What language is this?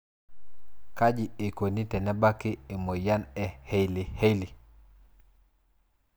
Masai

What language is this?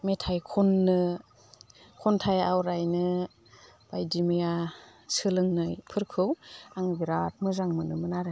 Bodo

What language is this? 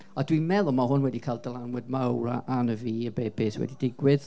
Welsh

